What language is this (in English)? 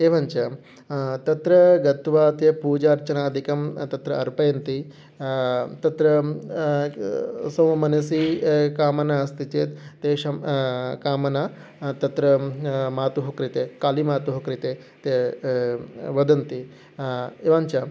Sanskrit